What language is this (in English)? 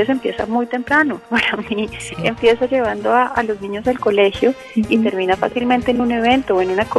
Spanish